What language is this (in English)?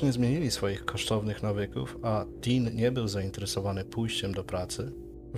Polish